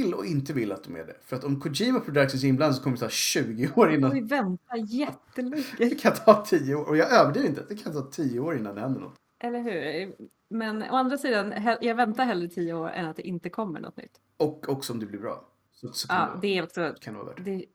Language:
Swedish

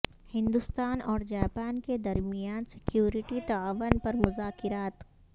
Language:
Urdu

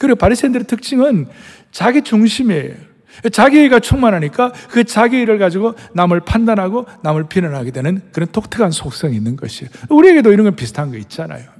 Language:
Korean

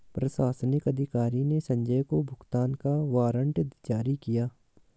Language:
Hindi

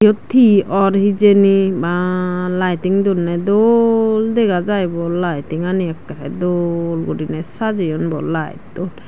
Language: Chakma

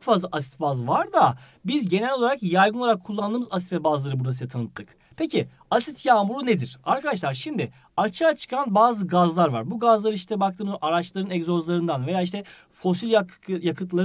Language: Turkish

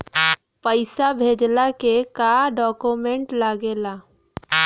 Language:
Bhojpuri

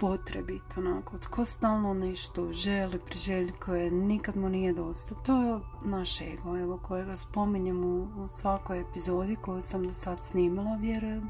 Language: Croatian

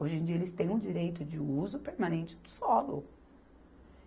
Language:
Portuguese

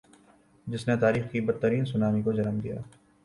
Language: Urdu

